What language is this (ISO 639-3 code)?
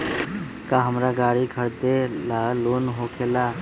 mag